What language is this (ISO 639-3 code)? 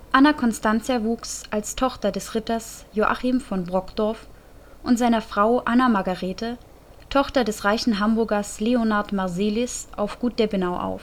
deu